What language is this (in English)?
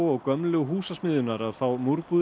Icelandic